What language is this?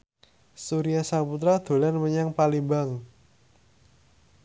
Javanese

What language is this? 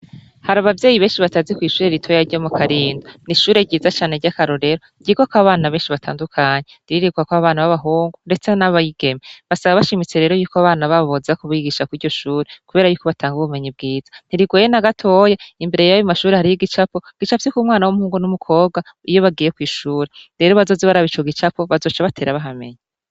Rundi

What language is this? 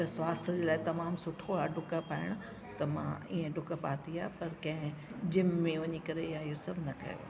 Sindhi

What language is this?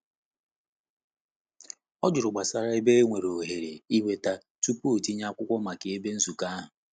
Igbo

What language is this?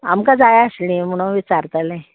Konkani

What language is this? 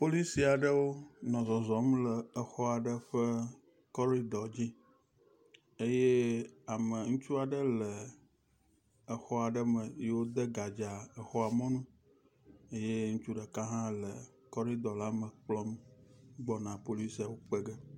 Ewe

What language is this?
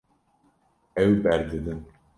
Kurdish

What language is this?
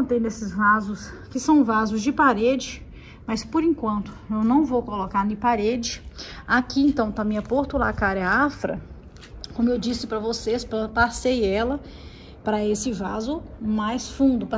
Portuguese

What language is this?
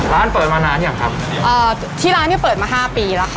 Thai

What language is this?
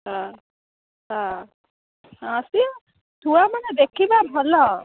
Odia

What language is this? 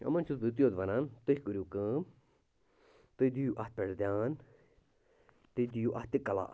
Kashmiri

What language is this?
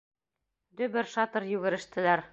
Bashkir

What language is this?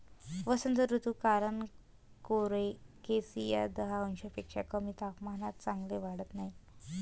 Marathi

